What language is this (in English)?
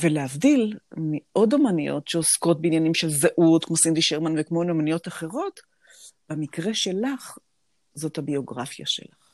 Hebrew